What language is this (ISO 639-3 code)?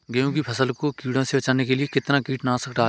hin